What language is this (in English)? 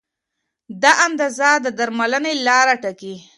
Pashto